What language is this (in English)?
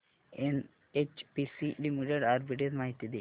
Marathi